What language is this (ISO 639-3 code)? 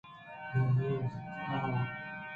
bgp